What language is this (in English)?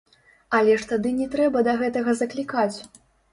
Belarusian